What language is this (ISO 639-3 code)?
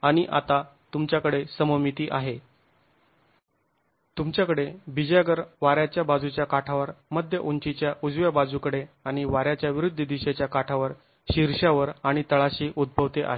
mar